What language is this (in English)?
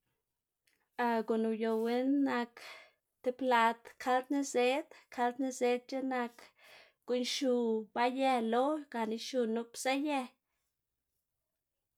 Xanaguía Zapotec